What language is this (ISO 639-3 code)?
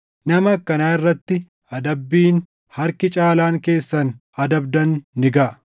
orm